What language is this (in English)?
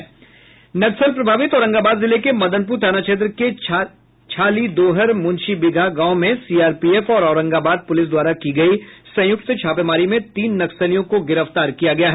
Hindi